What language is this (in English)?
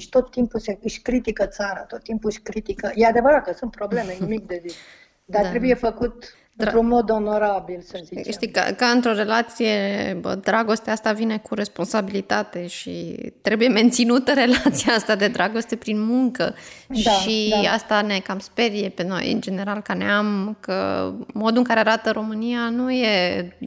Romanian